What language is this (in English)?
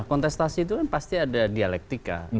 Indonesian